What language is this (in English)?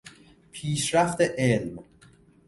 Persian